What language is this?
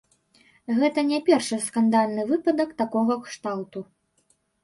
Belarusian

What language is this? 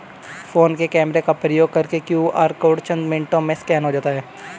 Hindi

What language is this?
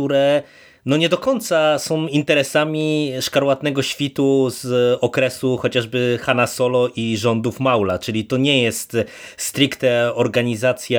Polish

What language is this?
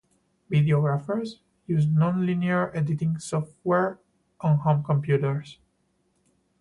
English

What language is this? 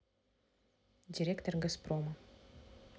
Russian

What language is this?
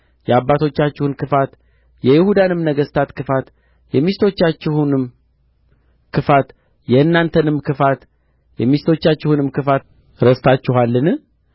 Amharic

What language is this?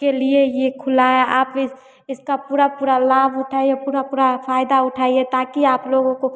Hindi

